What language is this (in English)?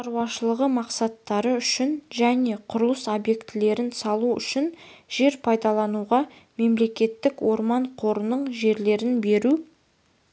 Kazakh